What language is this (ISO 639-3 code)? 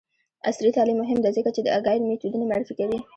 pus